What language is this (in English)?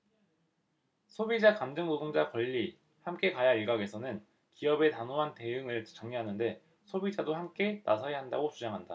Korean